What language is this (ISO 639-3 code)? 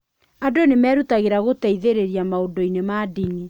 kik